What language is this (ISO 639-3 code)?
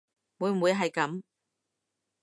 yue